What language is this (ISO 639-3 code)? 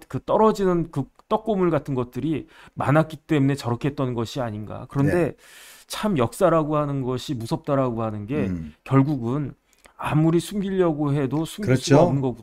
kor